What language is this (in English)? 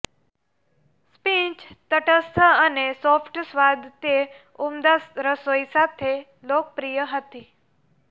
Gujarati